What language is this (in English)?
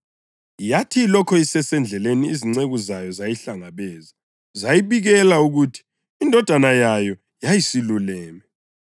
North Ndebele